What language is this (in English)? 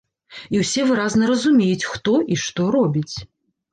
Belarusian